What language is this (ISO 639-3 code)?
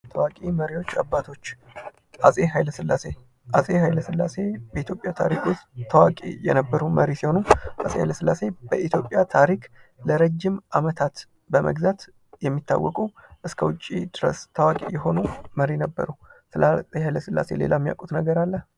amh